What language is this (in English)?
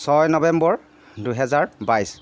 Assamese